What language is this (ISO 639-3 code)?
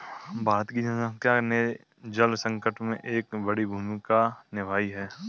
hin